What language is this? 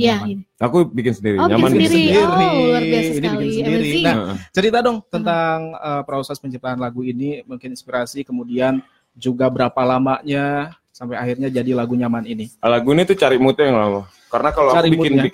Indonesian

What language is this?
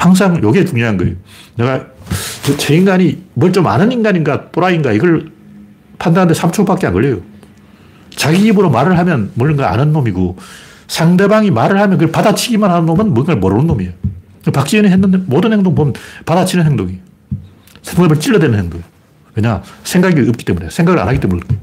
Korean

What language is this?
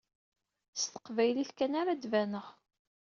Kabyle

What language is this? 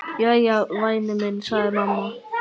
Icelandic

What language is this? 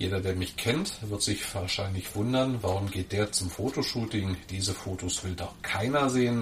German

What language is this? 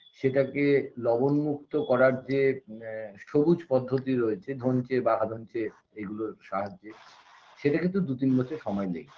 Bangla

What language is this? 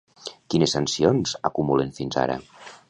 Catalan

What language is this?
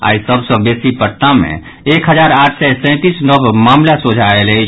Maithili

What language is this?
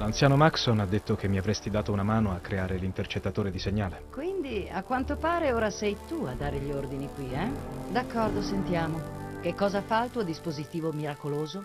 Italian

